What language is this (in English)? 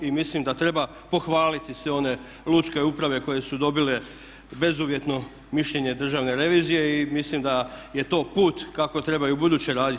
Croatian